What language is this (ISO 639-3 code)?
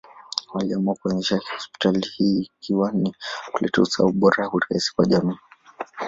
swa